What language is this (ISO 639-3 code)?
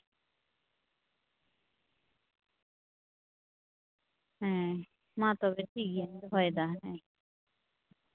sat